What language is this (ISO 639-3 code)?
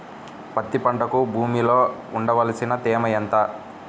tel